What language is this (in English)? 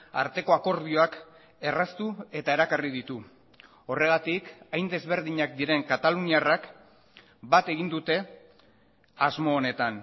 Basque